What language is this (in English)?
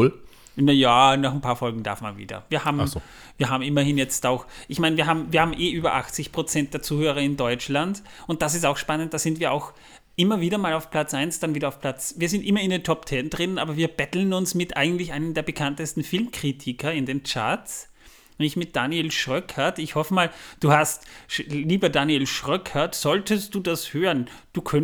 German